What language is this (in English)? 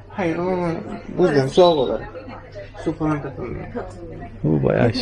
Turkish